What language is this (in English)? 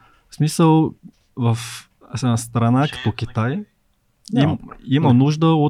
Bulgarian